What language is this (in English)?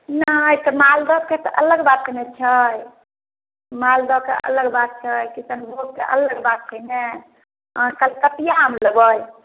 Maithili